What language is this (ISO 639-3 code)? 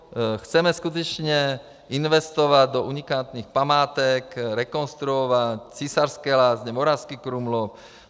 ces